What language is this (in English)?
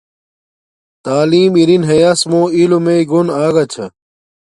Domaaki